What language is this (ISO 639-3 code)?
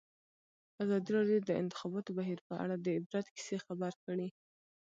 pus